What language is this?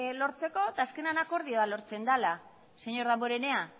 Basque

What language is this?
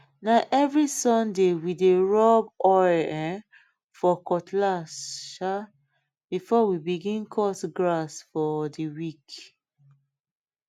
Nigerian Pidgin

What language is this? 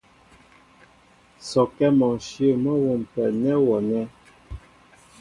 Mbo (Cameroon)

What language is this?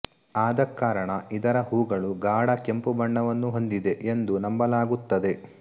Kannada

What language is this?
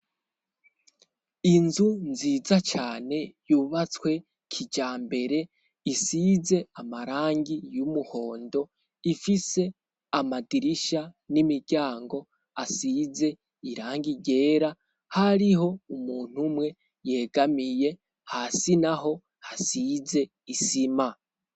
Rundi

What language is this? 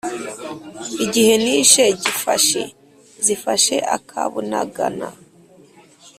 Kinyarwanda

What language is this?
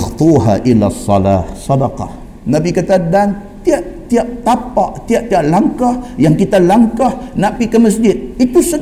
Malay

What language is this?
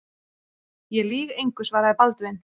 Icelandic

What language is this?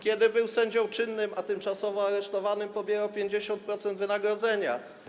Polish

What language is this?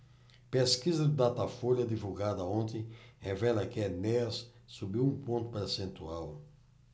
Portuguese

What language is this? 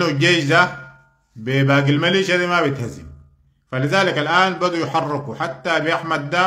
Arabic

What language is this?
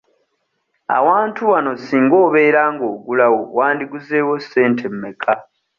Ganda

